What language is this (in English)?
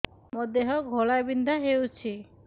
Odia